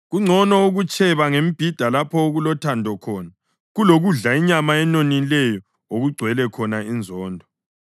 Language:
North Ndebele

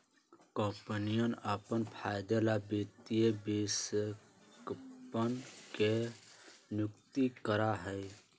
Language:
Magahi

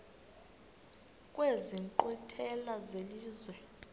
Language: Xhosa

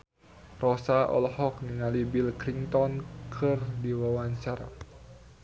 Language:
Sundanese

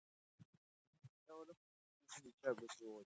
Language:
Pashto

